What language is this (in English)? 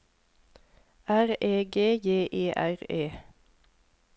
Norwegian